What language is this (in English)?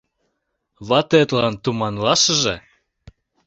Mari